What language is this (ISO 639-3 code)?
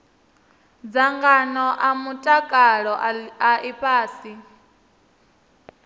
ven